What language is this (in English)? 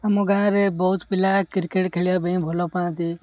Odia